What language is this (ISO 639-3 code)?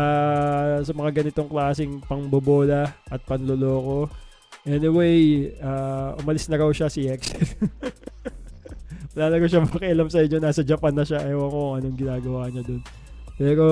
fil